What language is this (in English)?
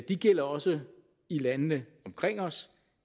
Danish